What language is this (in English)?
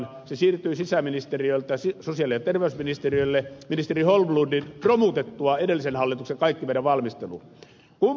Finnish